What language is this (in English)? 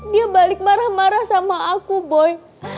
Indonesian